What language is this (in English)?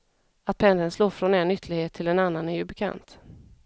Swedish